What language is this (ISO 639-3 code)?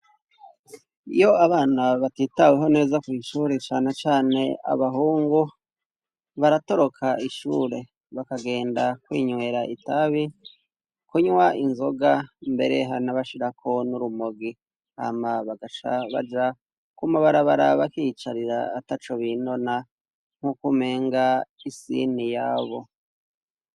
run